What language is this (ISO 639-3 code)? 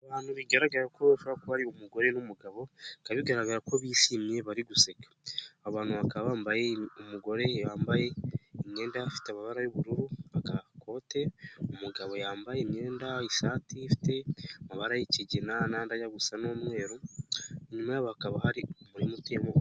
kin